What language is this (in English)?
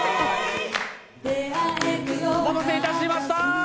Japanese